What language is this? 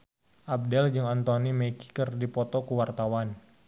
Sundanese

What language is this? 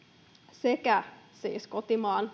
Finnish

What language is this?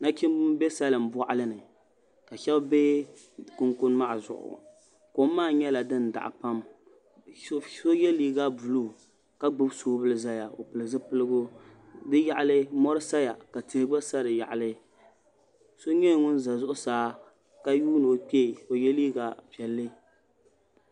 Dagbani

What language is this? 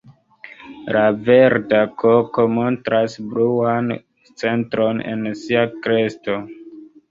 Esperanto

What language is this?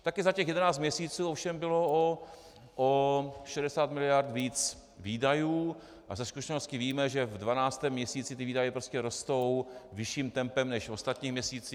Czech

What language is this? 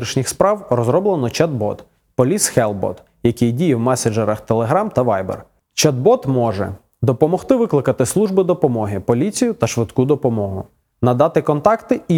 Ukrainian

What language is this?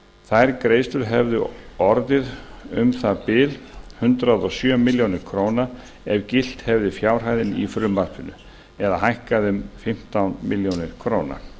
Icelandic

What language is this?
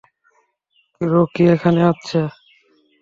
Bangla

